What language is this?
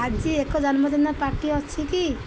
Odia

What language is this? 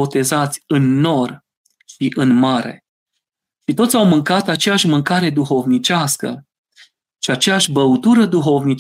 Romanian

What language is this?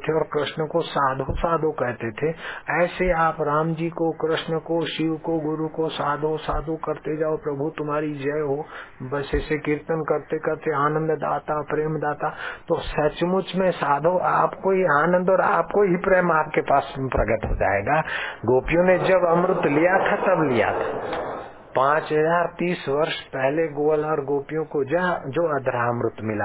Hindi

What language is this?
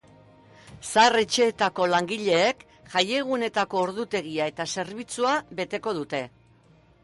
Basque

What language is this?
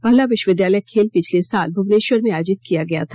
Hindi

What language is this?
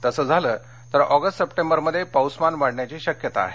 Marathi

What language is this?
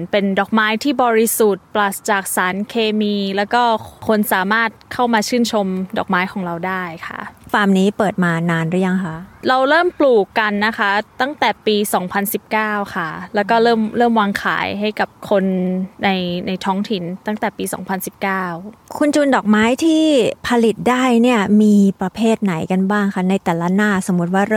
Thai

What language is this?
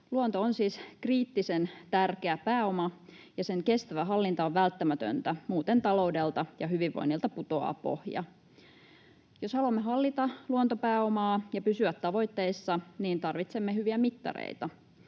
Finnish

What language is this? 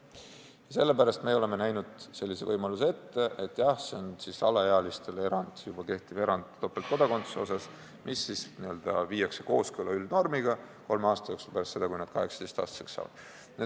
Estonian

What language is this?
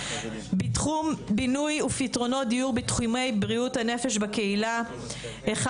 Hebrew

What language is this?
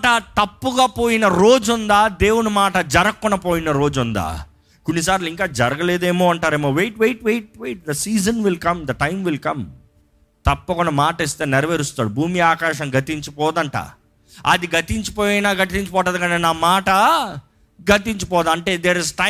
Telugu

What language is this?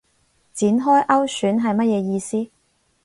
Cantonese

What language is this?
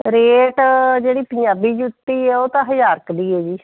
Punjabi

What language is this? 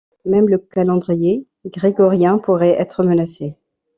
French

